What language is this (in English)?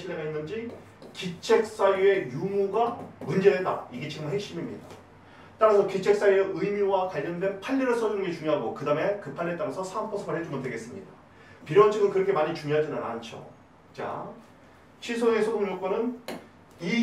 Korean